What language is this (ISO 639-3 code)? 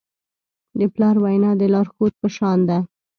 pus